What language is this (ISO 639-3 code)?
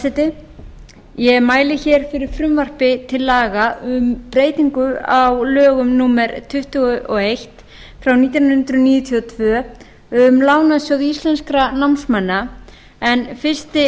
isl